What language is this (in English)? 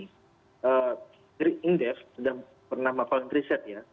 Indonesian